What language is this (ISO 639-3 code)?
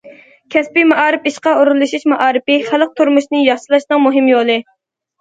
uig